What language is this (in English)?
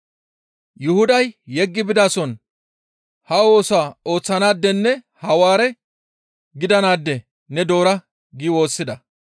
Gamo